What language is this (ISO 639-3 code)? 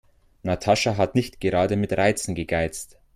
deu